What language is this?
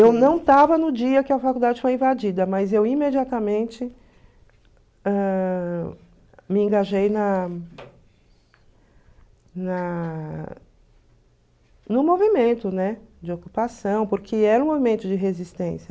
Portuguese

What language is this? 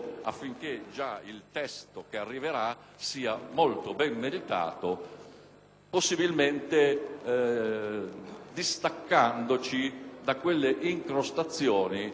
Italian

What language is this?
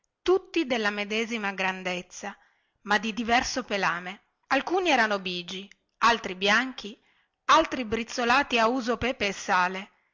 Italian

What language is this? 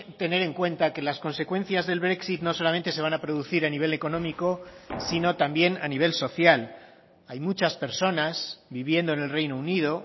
Spanish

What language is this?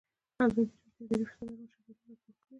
Pashto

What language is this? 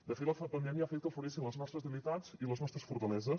Catalan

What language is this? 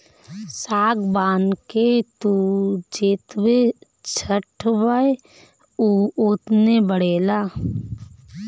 Bhojpuri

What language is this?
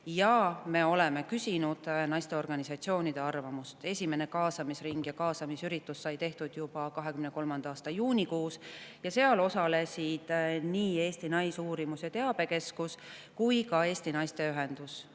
Estonian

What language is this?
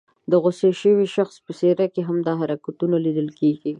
Pashto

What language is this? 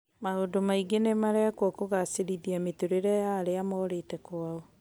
Kikuyu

